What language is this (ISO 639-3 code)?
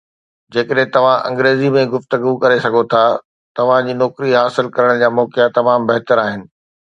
snd